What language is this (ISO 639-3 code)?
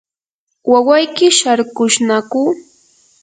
qur